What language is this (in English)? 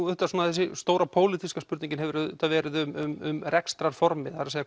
Icelandic